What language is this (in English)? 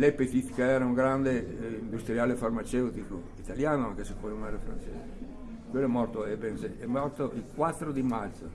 Italian